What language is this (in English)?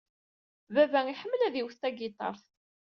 Kabyle